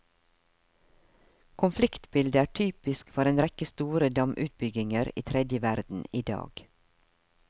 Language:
Norwegian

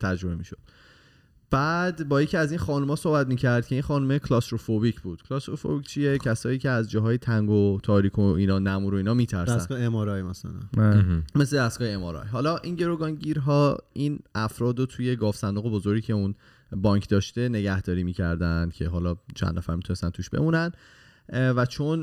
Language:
Persian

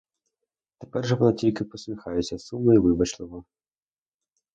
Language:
Ukrainian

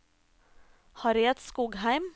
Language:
Norwegian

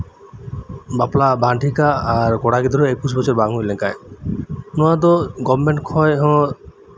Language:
Santali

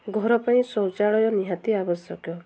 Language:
Odia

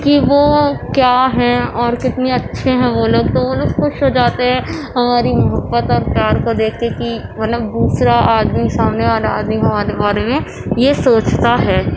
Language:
Urdu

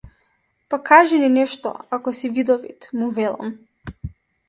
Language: Macedonian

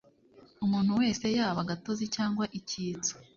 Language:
Kinyarwanda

